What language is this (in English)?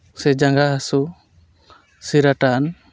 Santali